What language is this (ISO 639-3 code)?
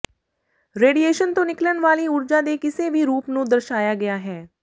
pan